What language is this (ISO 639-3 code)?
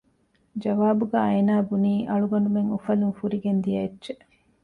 div